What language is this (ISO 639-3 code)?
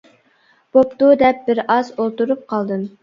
uig